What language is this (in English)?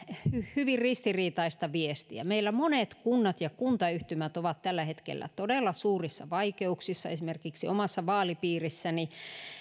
Finnish